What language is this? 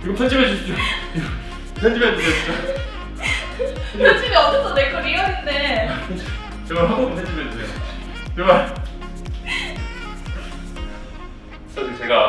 Korean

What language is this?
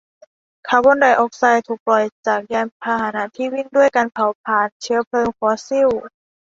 Thai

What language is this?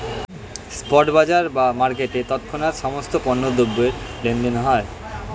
Bangla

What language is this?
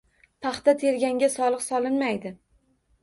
Uzbek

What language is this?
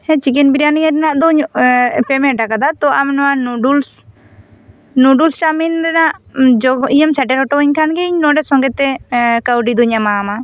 Santali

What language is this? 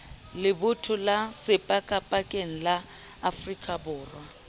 Southern Sotho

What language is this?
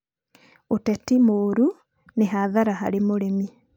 Kikuyu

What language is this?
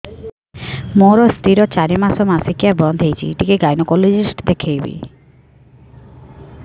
Odia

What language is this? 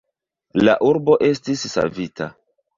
Esperanto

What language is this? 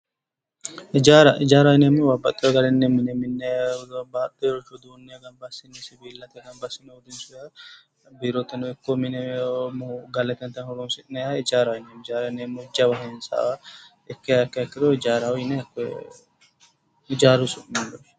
Sidamo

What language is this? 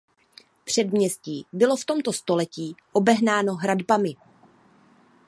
Czech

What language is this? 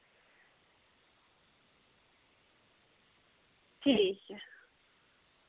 Dogri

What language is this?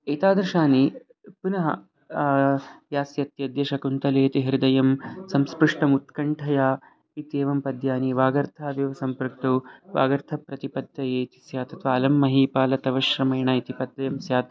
Sanskrit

